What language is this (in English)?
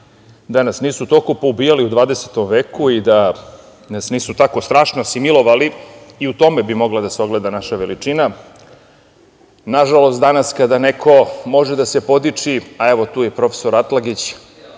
Serbian